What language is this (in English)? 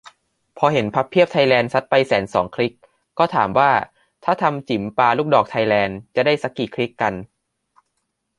Thai